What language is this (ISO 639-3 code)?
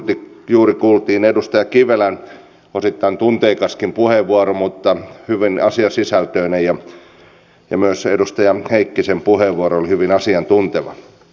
fin